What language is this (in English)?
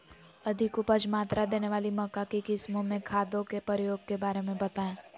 Magahi